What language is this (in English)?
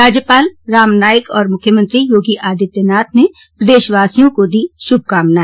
Hindi